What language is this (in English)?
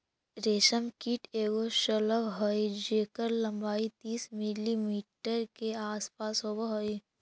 Magahi